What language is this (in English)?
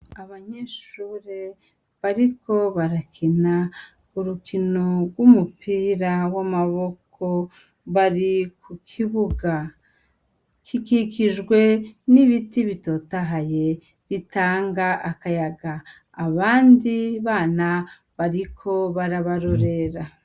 Rundi